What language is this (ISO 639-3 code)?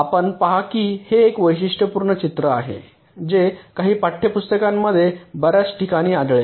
mar